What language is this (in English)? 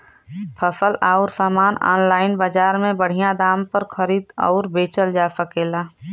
Bhojpuri